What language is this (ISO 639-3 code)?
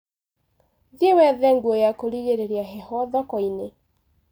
kik